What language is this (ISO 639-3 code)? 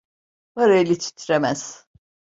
tur